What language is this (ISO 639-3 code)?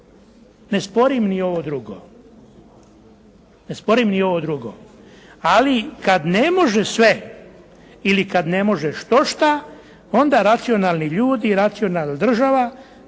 hrv